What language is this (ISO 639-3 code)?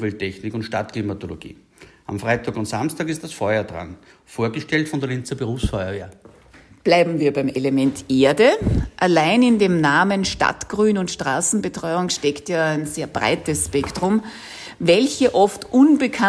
deu